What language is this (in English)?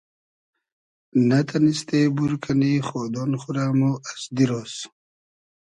Hazaragi